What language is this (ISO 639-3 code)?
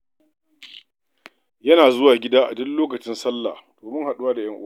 hau